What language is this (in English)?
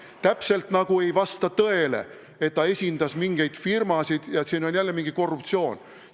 Estonian